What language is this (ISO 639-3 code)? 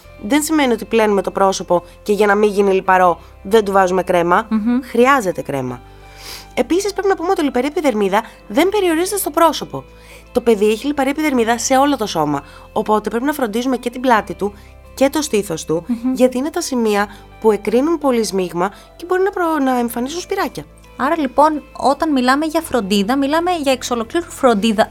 ell